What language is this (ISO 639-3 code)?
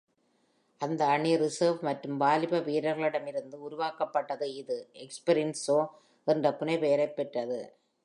tam